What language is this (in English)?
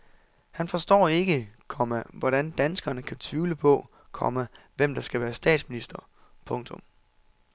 Danish